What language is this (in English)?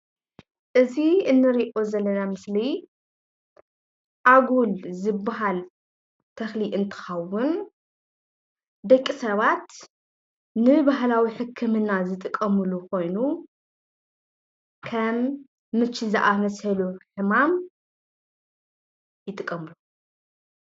Tigrinya